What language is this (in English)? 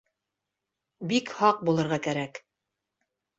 Bashkir